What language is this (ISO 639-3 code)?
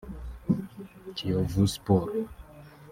kin